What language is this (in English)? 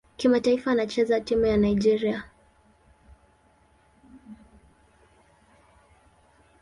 Swahili